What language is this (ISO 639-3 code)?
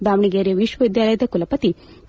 kan